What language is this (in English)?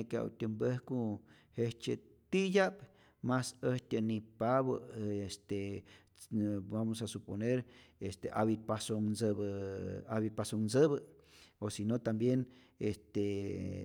Rayón Zoque